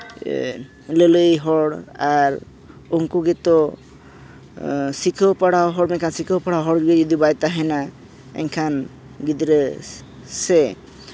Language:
Santali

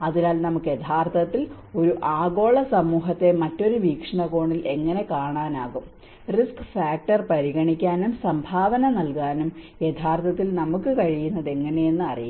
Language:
Malayalam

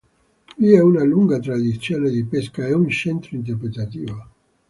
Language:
Italian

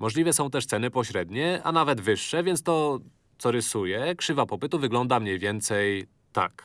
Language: Polish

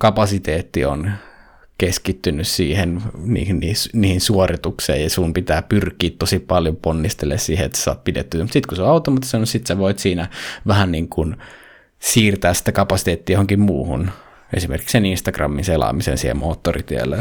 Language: Finnish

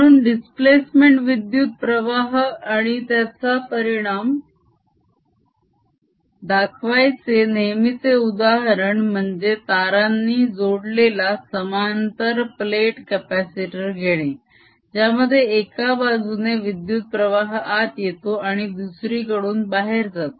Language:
Marathi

